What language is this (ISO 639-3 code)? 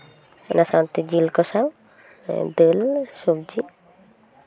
sat